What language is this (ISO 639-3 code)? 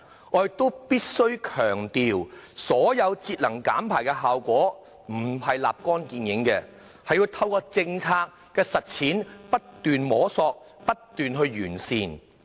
yue